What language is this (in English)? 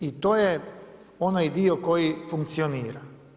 Croatian